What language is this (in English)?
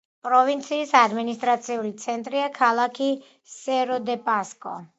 Georgian